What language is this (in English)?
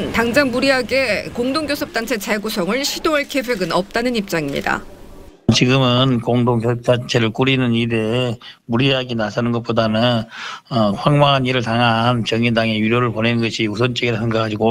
Korean